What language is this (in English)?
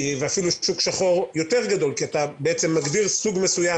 Hebrew